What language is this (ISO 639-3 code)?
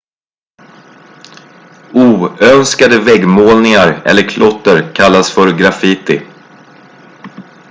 swe